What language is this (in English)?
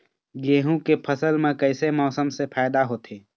Chhattisgarhi